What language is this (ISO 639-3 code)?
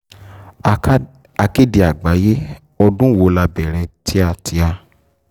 yor